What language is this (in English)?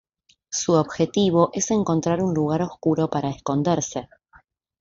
Spanish